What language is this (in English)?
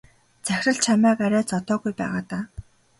Mongolian